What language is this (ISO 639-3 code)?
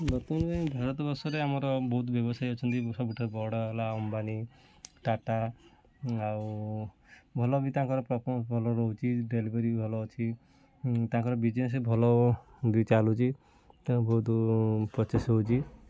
ori